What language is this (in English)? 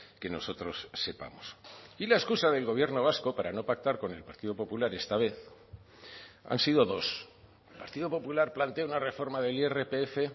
Spanish